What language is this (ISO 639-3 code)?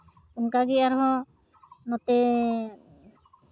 sat